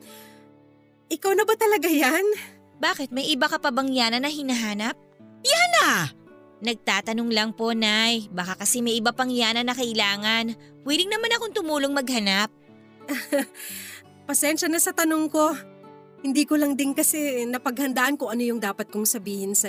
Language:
Filipino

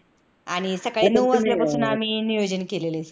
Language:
Marathi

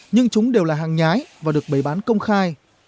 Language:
Vietnamese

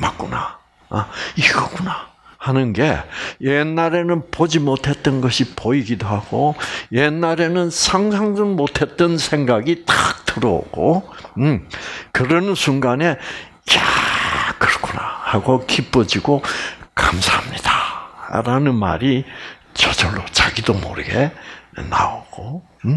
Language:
Korean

